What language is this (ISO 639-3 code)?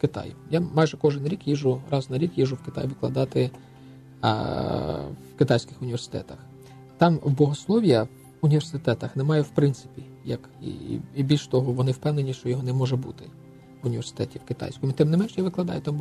ukr